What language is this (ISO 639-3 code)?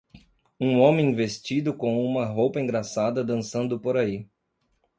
por